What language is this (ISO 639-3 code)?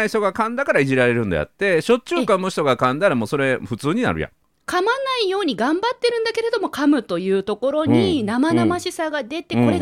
jpn